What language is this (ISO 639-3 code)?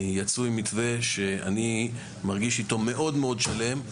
heb